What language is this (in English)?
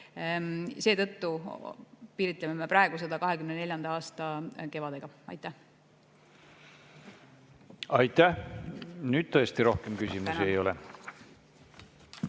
Estonian